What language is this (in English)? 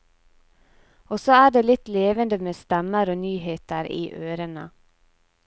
Norwegian